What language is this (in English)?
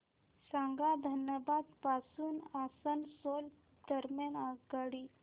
Marathi